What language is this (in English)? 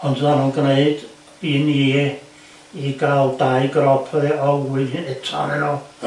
Welsh